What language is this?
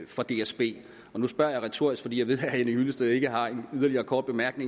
Danish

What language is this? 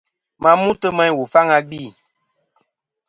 Kom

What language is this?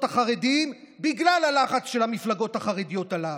Hebrew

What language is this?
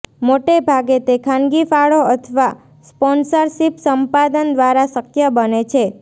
Gujarati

